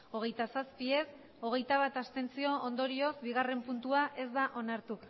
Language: Basque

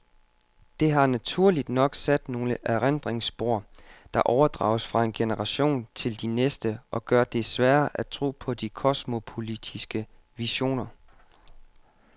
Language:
Danish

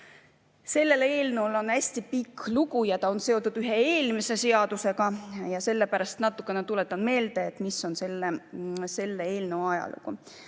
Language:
Estonian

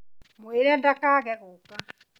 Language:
Kikuyu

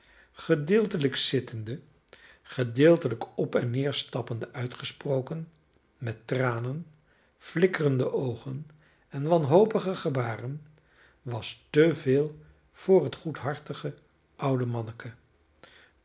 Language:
Dutch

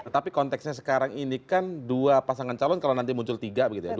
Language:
Indonesian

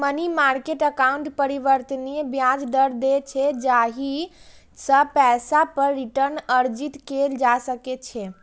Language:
Maithili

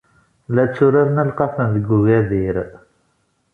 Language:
Kabyle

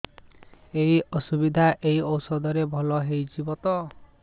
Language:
Odia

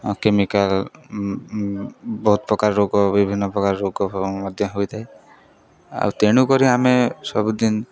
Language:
Odia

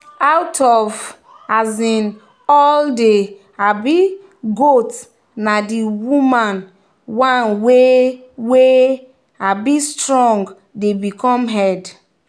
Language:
Nigerian Pidgin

